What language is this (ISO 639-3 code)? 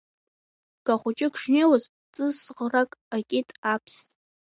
abk